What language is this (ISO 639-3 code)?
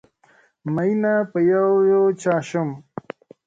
pus